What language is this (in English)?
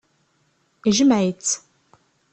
Kabyle